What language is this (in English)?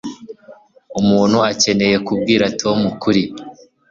Kinyarwanda